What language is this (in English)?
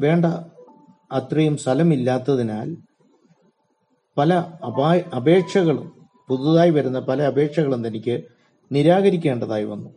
Malayalam